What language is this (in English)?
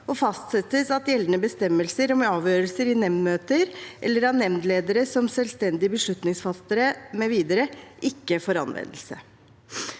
Norwegian